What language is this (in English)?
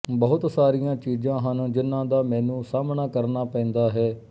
Punjabi